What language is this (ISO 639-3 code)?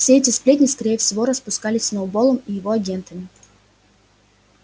rus